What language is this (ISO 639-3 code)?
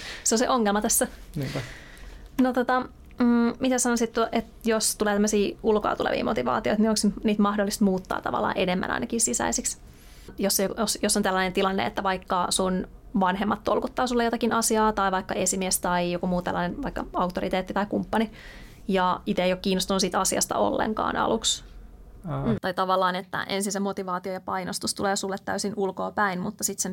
fin